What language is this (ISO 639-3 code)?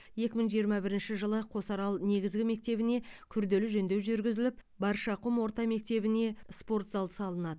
kaz